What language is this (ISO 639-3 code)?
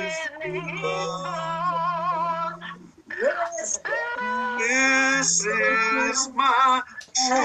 eng